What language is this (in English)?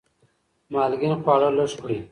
Pashto